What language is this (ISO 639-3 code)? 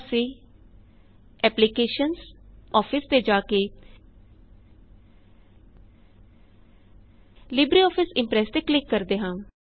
pan